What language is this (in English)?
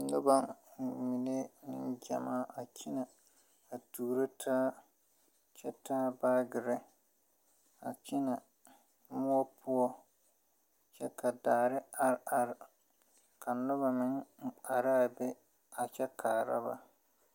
Southern Dagaare